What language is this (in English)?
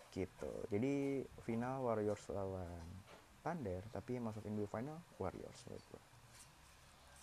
Indonesian